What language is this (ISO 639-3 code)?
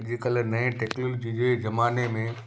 snd